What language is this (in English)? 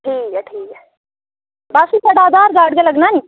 Dogri